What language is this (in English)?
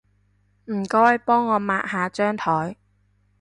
Cantonese